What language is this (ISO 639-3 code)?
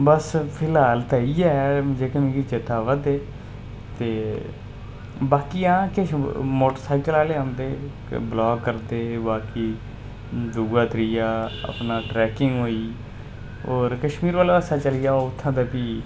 doi